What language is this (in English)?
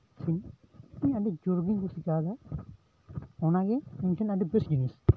Santali